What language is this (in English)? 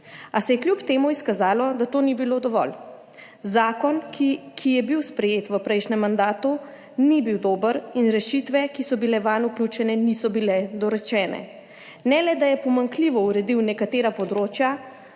Slovenian